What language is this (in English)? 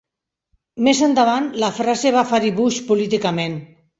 Catalan